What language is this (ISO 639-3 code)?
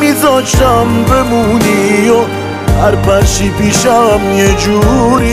fas